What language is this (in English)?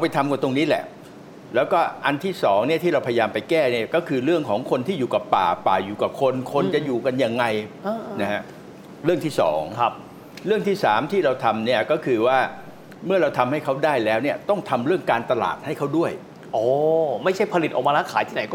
Thai